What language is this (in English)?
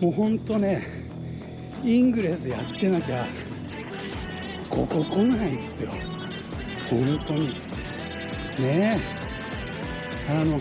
Japanese